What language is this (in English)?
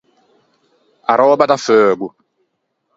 Ligurian